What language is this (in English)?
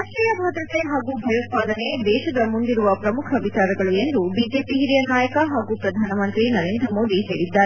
Kannada